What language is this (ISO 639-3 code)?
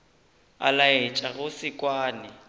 nso